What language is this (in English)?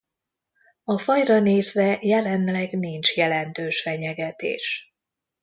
Hungarian